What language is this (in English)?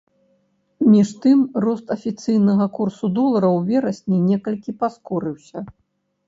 Belarusian